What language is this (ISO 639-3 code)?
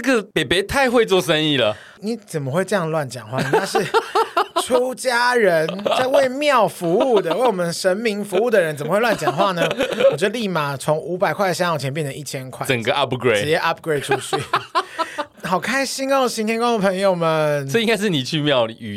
zho